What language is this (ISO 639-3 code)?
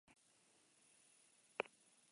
eus